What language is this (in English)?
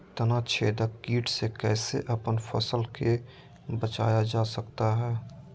Magahi